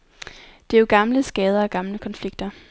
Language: Danish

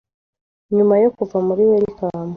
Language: Kinyarwanda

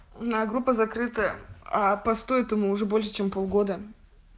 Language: Russian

